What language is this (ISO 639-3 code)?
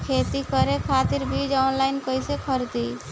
bho